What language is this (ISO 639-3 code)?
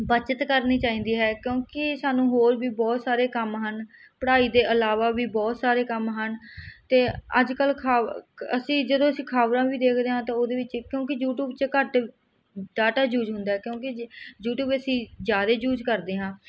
pan